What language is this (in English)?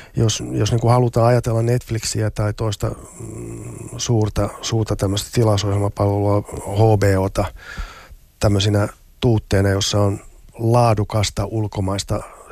Finnish